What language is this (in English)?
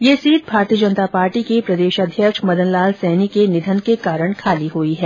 Hindi